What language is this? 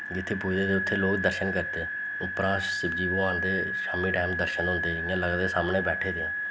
Dogri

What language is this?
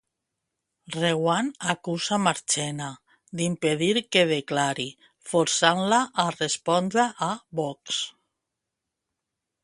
Catalan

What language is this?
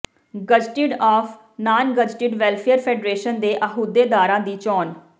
Punjabi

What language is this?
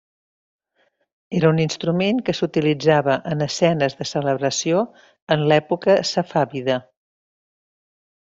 Catalan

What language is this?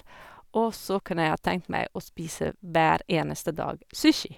Norwegian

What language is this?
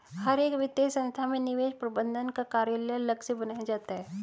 Hindi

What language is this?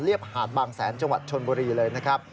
Thai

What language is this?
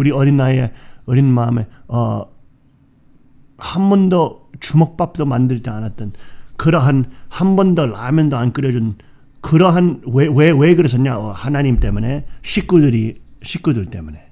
Korean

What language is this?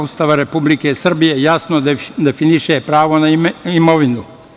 Serbian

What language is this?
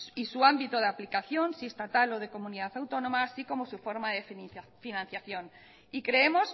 Spanish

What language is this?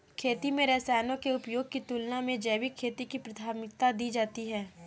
Hindi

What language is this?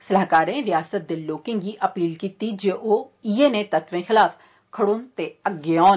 Dogri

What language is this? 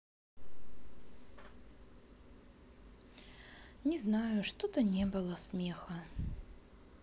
Russian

